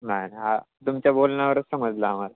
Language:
Marathi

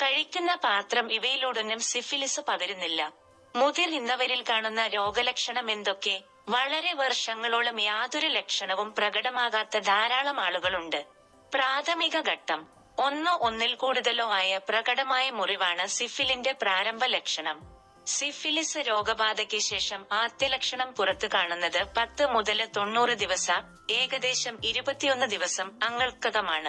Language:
Malayalam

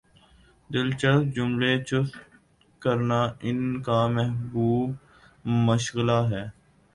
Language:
Urdu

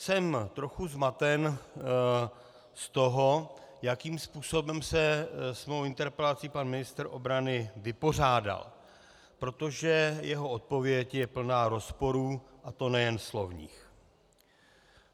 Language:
Czech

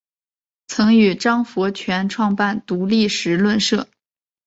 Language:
Chinese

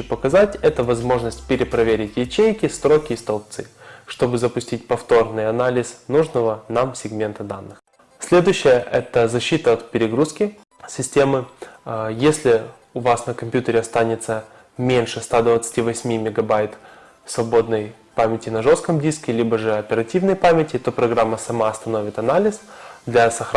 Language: Russian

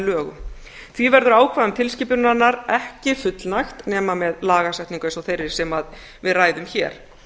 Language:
Icelandic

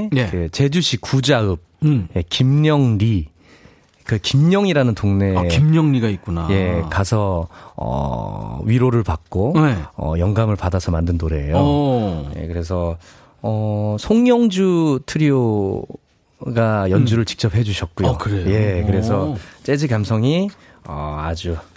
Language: Korean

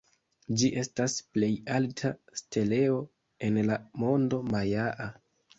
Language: Esperanto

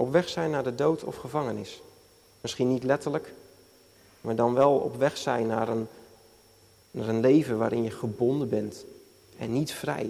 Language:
Dutch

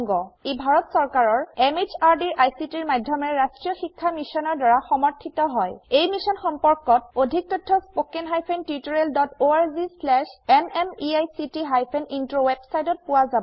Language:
Assamese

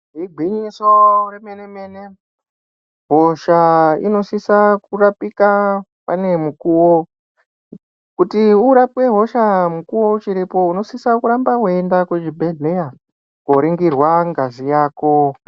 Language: Ndau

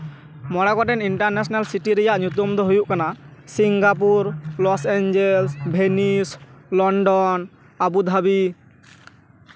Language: Santali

